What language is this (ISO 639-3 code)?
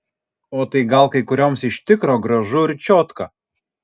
lit